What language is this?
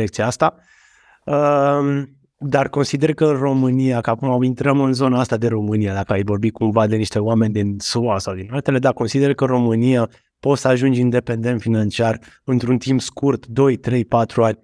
Romanian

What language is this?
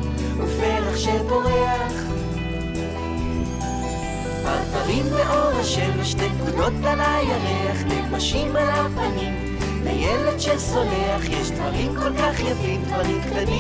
Hebrew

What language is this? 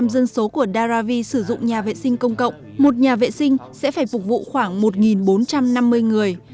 Vietnamese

